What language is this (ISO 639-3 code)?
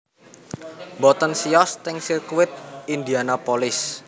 jav